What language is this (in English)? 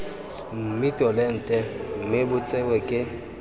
Tswana